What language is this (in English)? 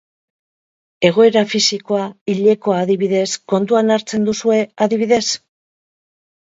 Basque